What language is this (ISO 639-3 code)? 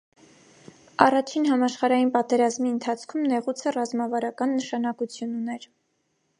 hye